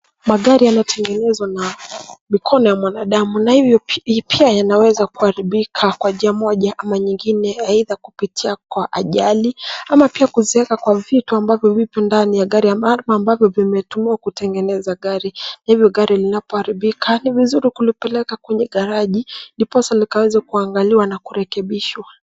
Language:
Swahili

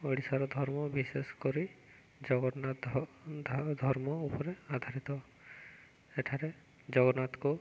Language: Odia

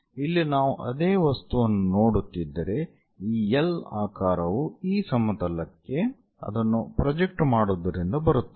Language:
Kannada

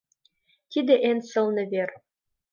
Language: Mari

